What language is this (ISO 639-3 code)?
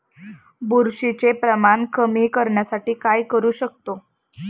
mar